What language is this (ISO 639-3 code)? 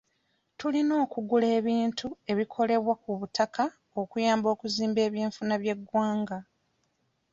lug